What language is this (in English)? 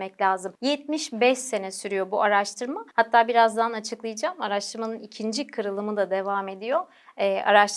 Turkish